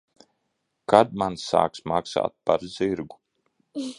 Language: Latvian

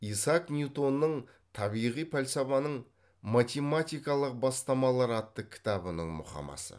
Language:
Kazakh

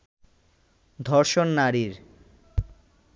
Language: Bangla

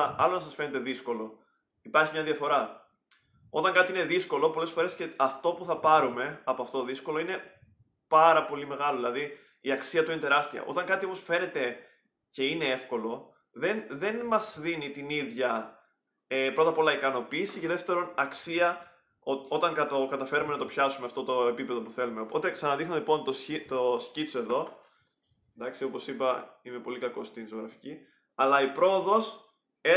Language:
Greek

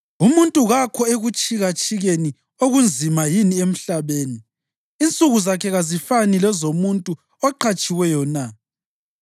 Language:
North Ndebele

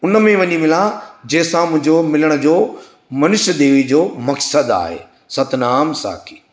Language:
Sindhi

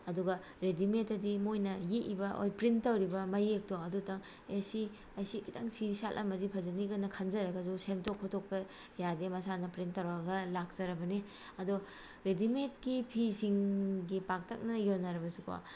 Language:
Manipuri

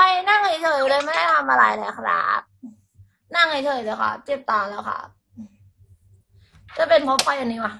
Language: Thai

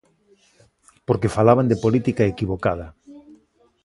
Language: Galician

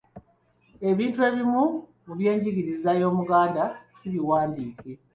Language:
Ganda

